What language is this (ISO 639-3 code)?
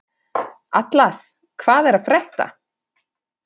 isl